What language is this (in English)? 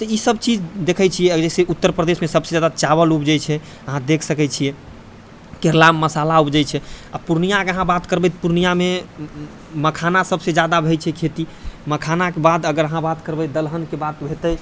Maithili